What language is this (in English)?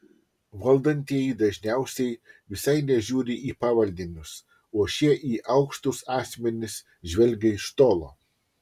Lithuanian